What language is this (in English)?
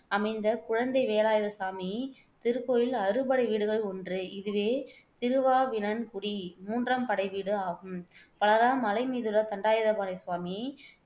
Tamil